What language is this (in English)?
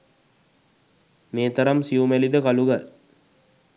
Sinhala